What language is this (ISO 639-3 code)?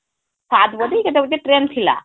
ori